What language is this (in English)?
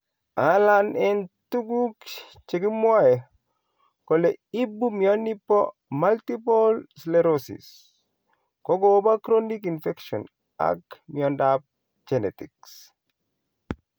Kalenjin